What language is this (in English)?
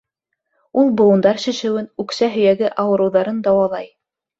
Bashkir